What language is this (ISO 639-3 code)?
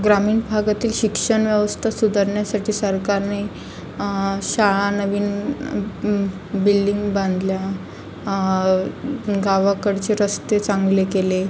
mar